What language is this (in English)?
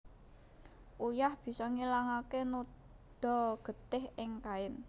Javanese